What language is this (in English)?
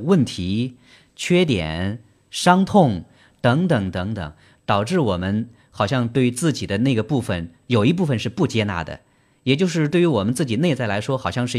Chinese